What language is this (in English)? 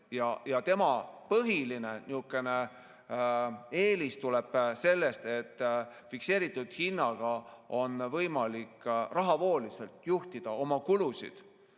Estonian